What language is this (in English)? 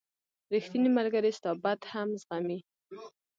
Pashto